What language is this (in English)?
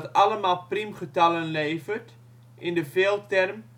Dutch